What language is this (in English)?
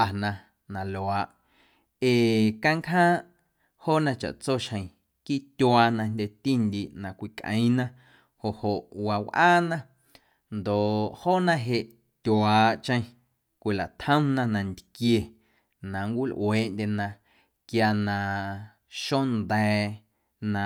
Guerrero Amuzgo